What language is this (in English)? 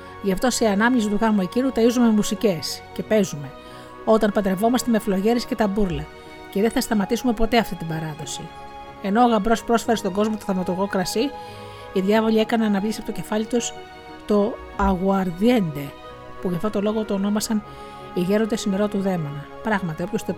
Greek